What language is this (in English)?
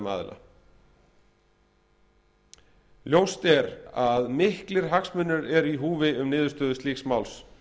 Icelandic